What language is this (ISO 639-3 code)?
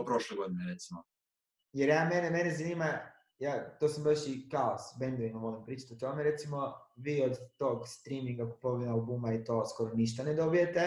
hrv